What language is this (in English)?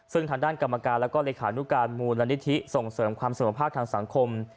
Thai